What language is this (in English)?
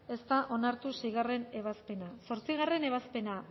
Basque